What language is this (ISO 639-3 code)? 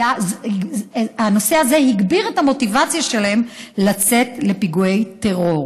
heb